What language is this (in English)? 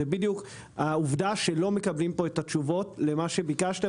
Hebrew